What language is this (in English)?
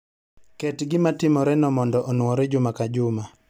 Luo (Kenya and Tanzania)